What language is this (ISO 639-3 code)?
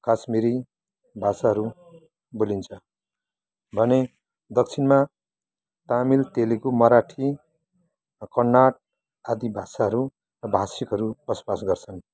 nep